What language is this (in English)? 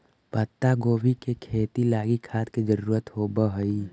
Magahi